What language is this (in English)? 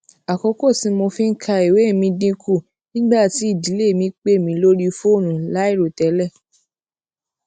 Yoruba